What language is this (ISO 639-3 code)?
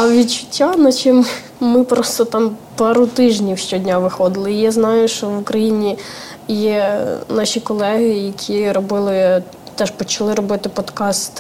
ukr